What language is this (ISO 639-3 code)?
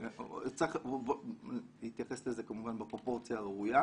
heb